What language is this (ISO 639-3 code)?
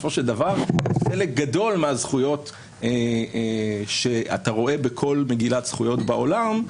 heb